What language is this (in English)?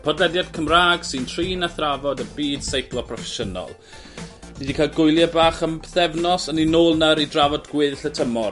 Welsh